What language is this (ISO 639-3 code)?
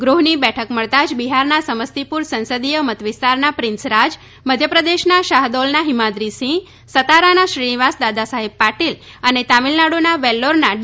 guj